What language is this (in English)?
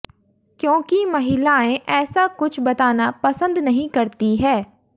Hindi